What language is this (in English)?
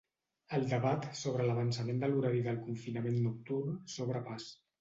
Catalan